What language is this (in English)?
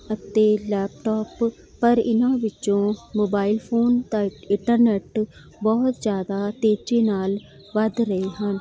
Punjabi